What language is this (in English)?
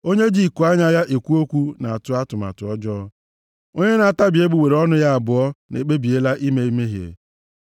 Igbo